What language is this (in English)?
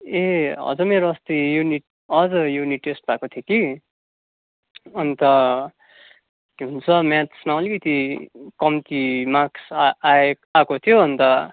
Nepali